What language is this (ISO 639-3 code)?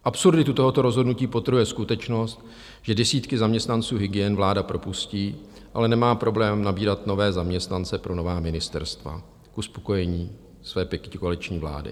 ces